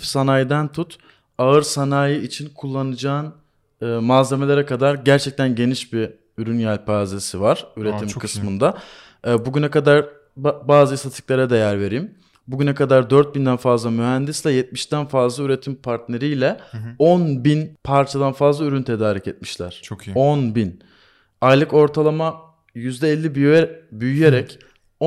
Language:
Turkish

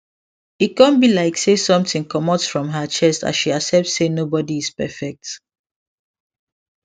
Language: Nigerian Pidgin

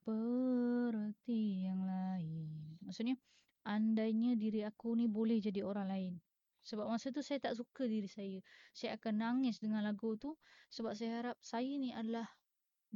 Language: Malay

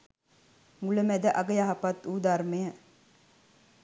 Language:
Sinhala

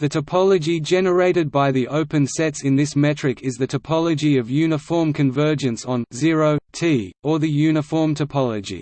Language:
English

